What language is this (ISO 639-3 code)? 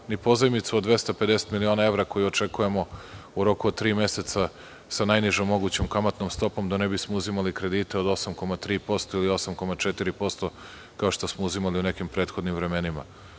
srp